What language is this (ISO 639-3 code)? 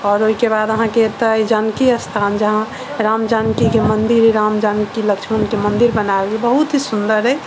mai